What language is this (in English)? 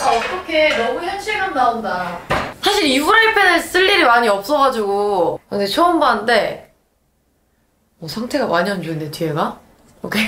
Korean